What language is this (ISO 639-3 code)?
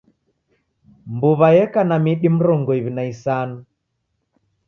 dav